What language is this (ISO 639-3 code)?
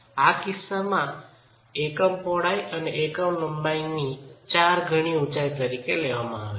guj